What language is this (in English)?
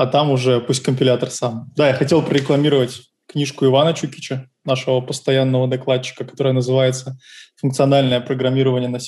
Russian